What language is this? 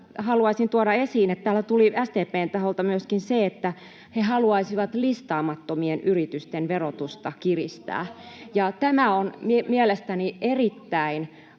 Finnish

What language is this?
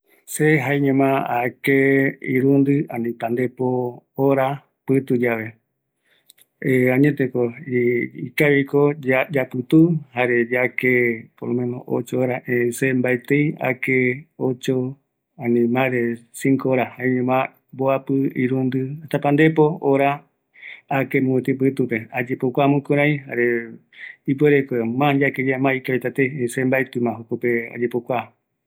Eastern Bolivian Guaraní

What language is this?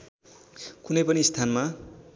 Nepali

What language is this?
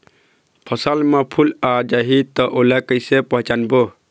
Chhattisgarhi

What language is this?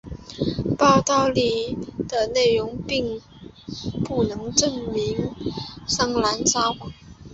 Chinese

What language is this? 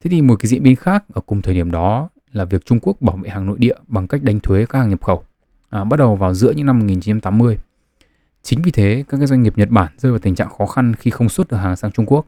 Vietnamese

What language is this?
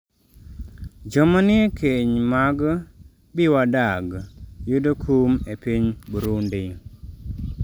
Luo (Kenya and Tanzania)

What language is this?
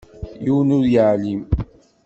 Kabyle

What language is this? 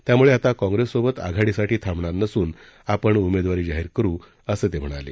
Marathi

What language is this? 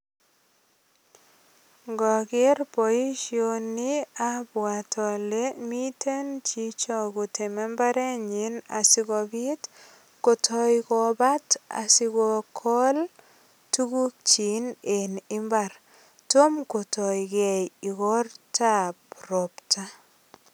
Kalenjin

